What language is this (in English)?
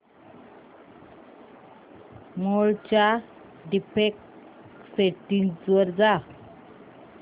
Marathi